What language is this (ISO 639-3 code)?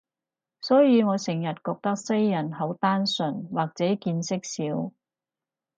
yue